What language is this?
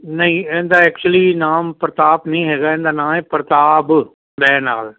Punjabi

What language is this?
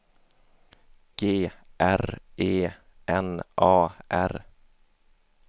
Swedish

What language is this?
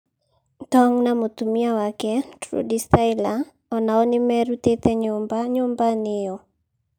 Kikuyu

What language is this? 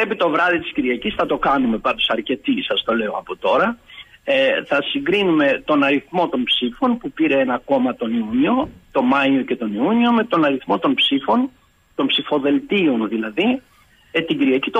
Greek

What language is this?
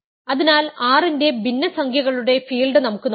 Malayalam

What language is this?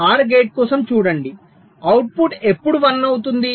Telugu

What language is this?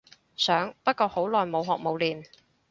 Cantonese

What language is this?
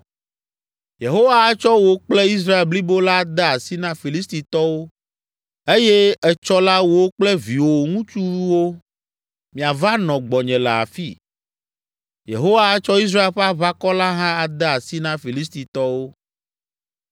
Ewe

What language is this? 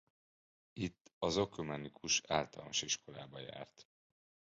Hungarian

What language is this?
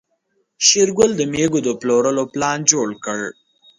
Pashto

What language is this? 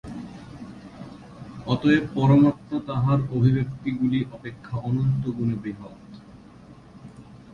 Bangla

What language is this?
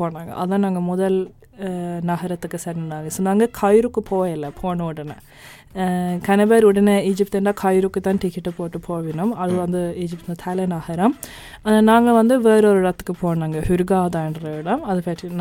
Tamil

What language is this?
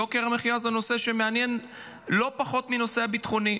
Hebrew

